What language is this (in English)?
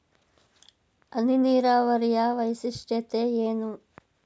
Kannada